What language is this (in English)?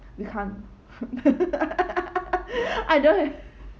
English